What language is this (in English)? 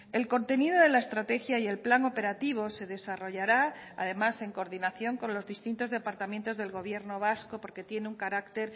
Spanish